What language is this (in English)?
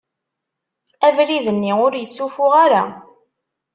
Kabyle